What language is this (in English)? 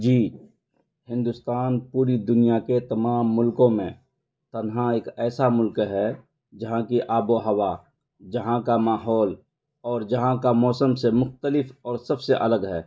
Urdu